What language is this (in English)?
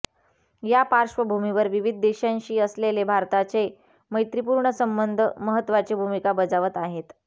Marathi